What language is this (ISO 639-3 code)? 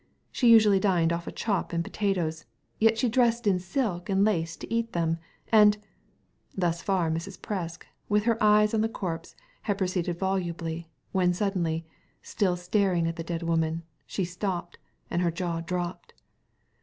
eng